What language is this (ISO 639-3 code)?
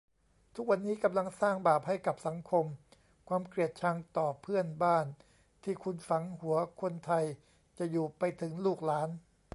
tha